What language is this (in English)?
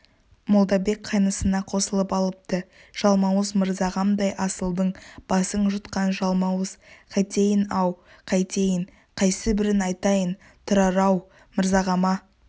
Kazakh